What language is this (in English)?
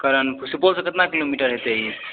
Maithili